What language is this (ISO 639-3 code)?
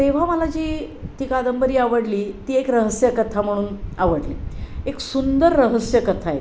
mar